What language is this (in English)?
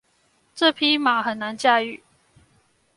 Chinese